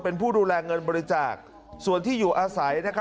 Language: Thai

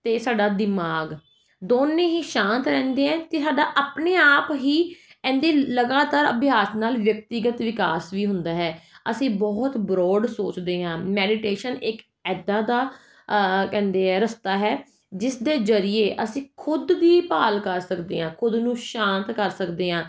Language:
Punjabi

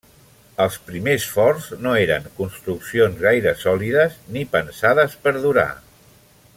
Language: Catalan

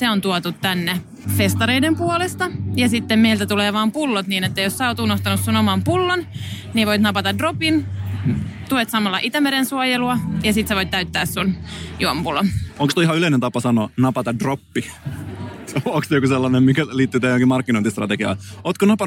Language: Finnish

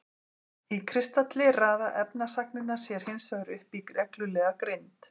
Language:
Icelandic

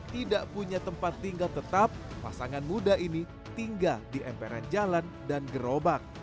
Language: Indonesian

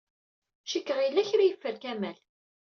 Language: Kabyle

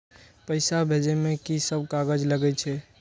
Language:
Maithili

